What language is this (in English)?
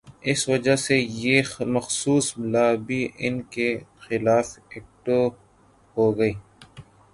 Urdu